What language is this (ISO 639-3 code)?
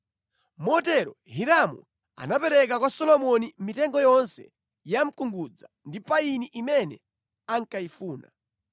nya